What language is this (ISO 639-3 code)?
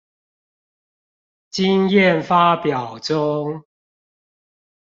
zho